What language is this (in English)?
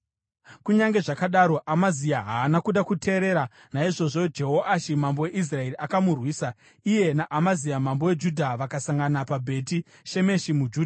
Shona